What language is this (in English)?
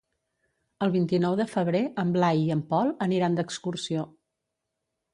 Catalan